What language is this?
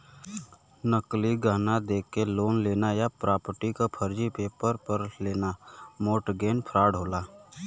Bhojpuri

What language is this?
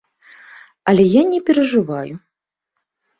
Belarusian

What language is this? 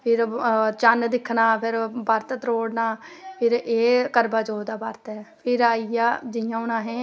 Dogri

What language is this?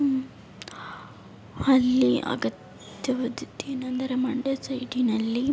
Kannada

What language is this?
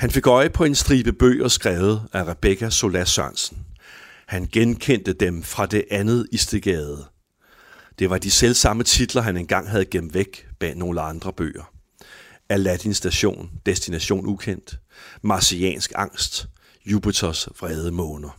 Danish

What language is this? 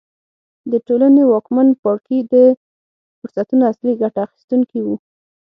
Pashto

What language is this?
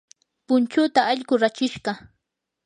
Yanahuanca Pasco Quechua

